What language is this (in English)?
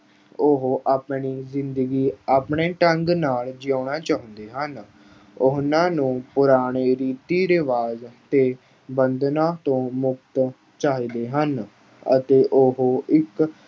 Punjabi